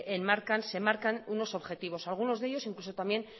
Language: Spanish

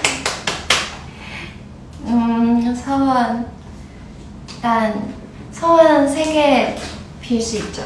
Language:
Korean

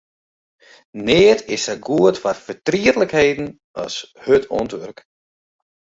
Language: Western Frisian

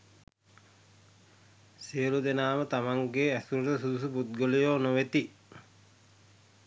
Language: Sinhala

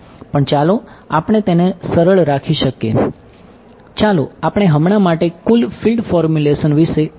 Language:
Gujarati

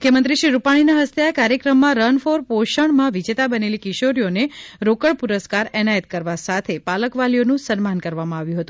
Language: Gujarati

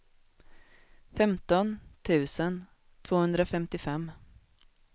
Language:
Swedish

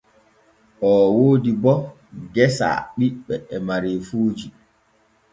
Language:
Borgu Fulfulde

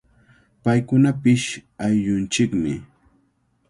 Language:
Cajatambo North Lima Quechua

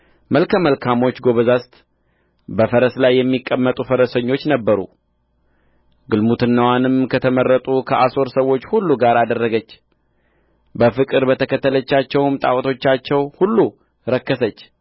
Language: Amharic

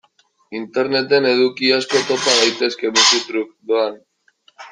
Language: Basque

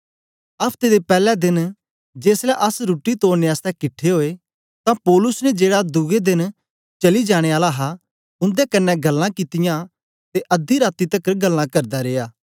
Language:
Dogri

